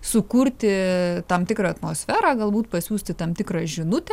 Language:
Lithuanian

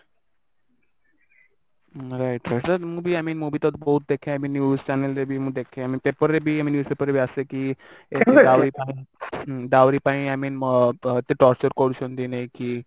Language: Odia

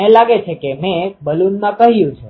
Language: Gujarati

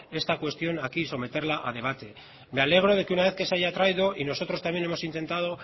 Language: Spanish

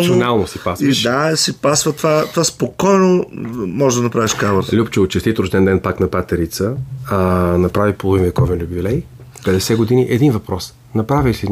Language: Bulgarian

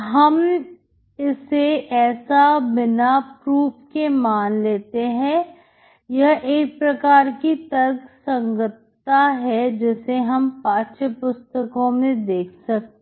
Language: Hindi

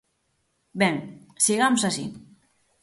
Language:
Galician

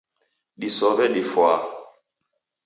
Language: Taita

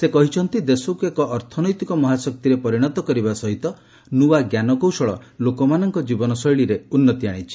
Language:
Odia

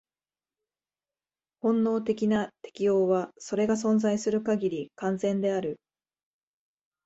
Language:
Japanese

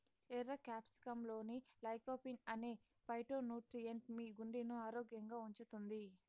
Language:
Telugu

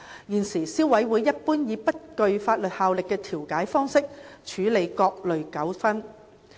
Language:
Cantonese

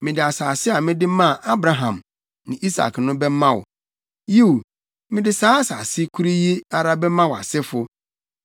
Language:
Akan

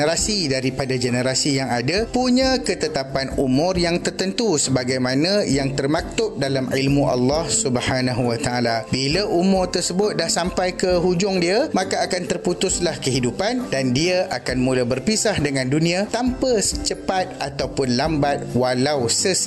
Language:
Malay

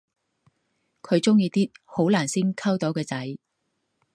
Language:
Cantonese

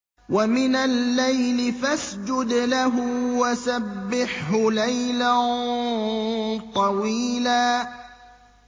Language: Arabic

